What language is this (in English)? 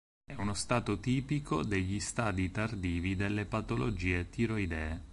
Italian